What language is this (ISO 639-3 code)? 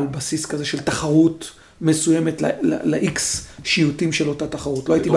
heb